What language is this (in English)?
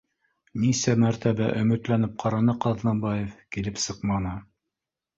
Bashkir